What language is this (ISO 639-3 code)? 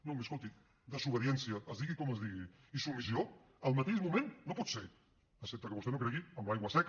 cat